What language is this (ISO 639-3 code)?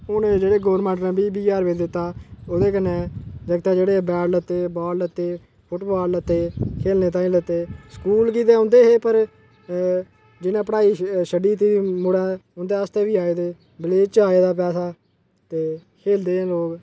doi